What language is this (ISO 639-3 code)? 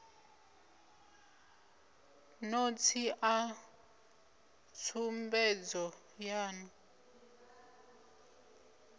ven